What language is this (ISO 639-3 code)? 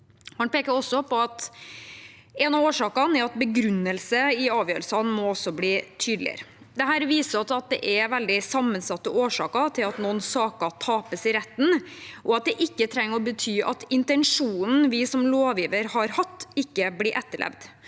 nor